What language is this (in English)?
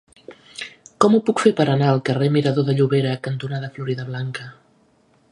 Catalan